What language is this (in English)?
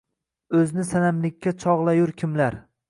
Uzbek